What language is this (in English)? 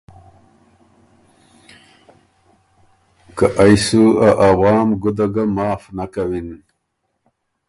Ormuri